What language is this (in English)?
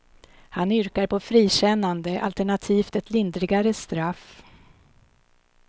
Swedish